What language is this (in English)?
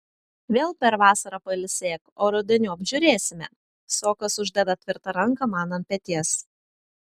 Lithuanian